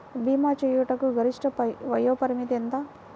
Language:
Telugu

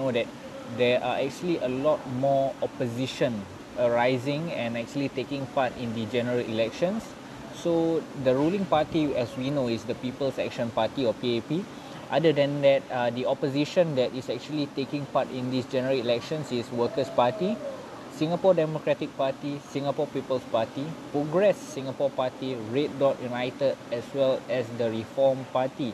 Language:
Malay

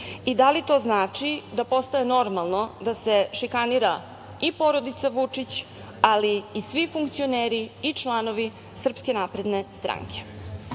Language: Serbian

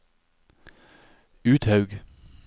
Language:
Norwegian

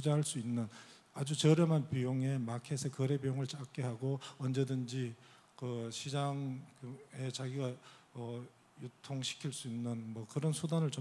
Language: Korean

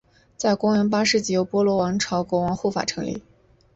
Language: Chinese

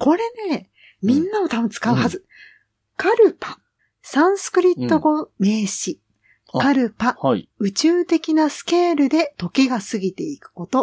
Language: Japanese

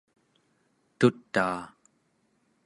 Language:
Central Yupik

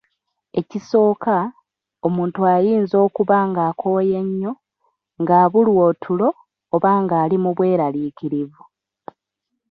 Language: Ganda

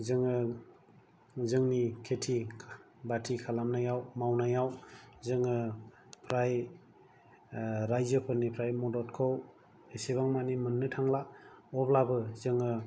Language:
Bodo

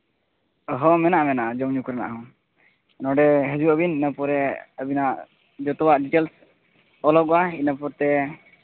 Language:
Santali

